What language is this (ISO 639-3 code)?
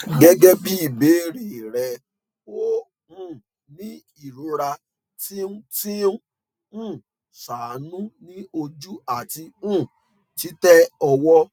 yor